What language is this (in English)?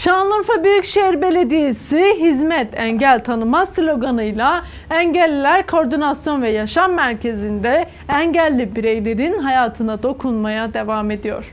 Turkish